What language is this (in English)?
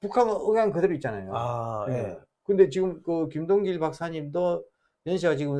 Korean